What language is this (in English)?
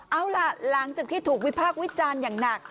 Thai